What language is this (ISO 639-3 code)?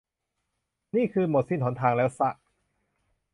tha